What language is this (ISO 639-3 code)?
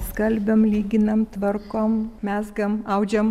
lit